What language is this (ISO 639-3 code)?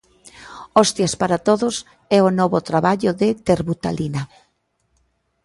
glg